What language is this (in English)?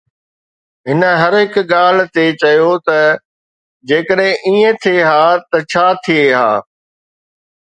Sindhi